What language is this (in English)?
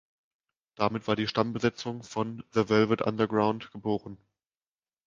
German